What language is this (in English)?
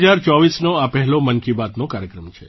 Gujarati